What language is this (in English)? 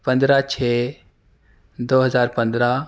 Urdu